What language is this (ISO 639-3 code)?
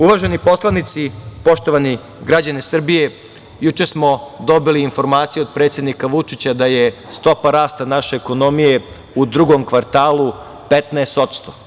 srp